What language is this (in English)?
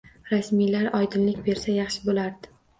Uzbek